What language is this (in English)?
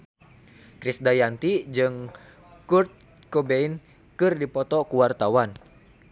Sundanese